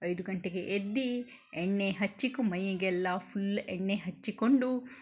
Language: Kannada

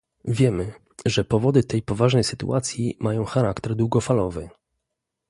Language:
Polish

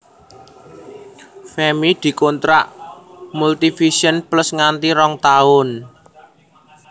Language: Javanese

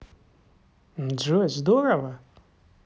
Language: Russian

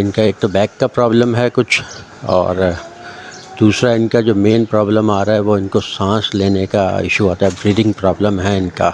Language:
Urdu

